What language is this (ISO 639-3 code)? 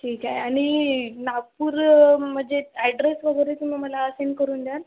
mar